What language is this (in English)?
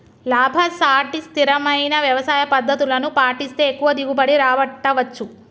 Telugu